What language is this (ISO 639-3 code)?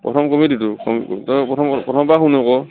asm